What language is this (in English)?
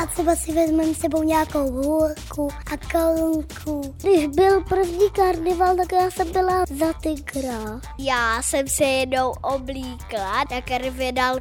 Czech